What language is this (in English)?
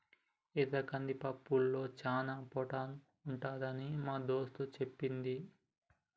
Telugu